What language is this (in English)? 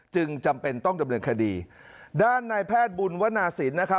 Thai